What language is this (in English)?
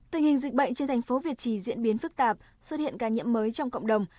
Vietnamese